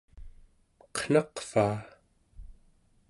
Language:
Central Yupik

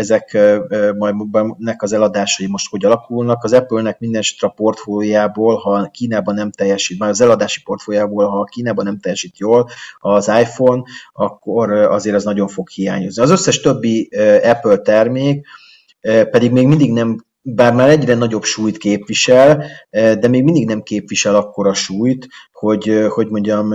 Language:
Hungarian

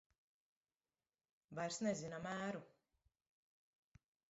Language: Latvian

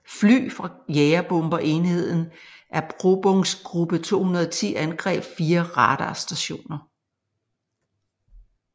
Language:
Danish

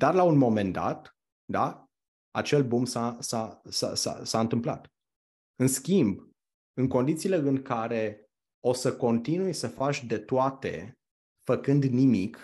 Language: Romanian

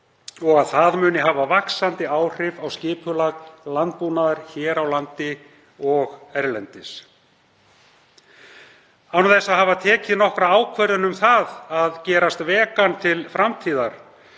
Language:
Icelandic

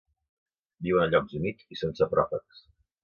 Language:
Catalan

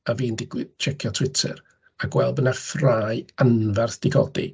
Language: Welsh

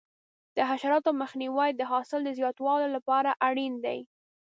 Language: Pashto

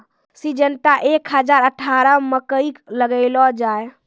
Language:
Maithili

